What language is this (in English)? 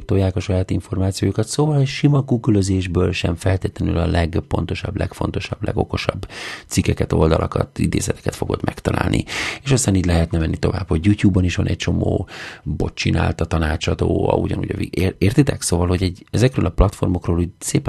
Hungarian